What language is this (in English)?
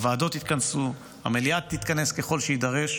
Hebrew